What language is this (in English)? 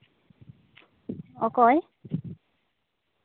Santali